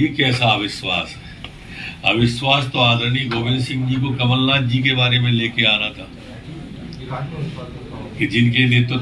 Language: Hindi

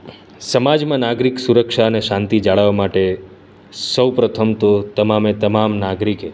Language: Gujarati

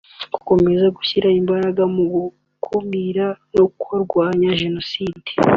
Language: Kinyarwanda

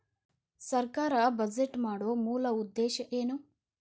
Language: Kannada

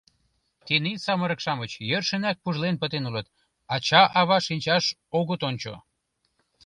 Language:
Mari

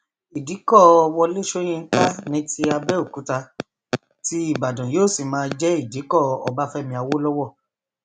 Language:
Yoruba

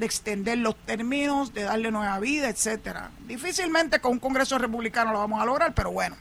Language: Spanish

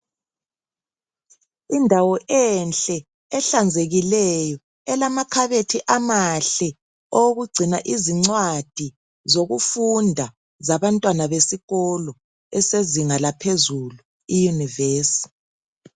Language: North Ndebele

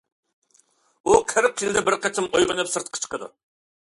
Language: Uyghur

